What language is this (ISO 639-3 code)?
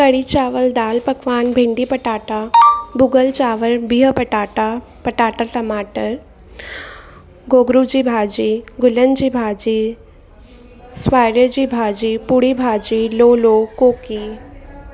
snd